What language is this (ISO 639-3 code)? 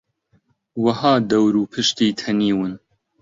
ckb